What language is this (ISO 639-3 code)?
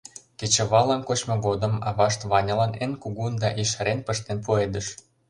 chm